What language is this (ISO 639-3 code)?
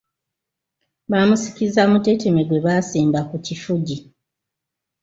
lug